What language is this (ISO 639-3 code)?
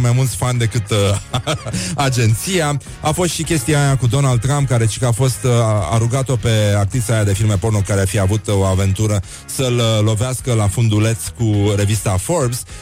ron